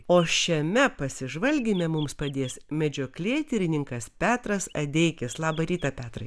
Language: Lithuanian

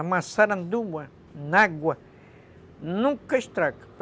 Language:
Portuguese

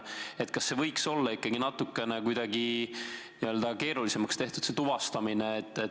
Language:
Estonian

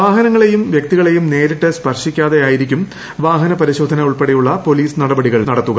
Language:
Malayalam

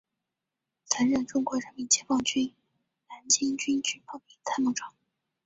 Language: Chinese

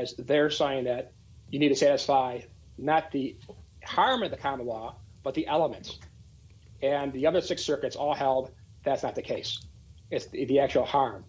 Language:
English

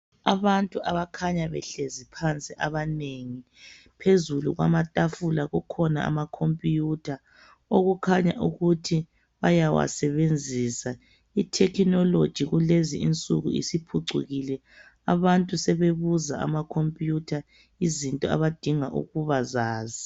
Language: North Ndebele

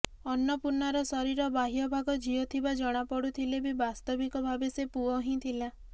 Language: Odia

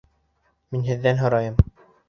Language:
Bashkir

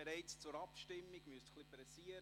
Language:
Swiss German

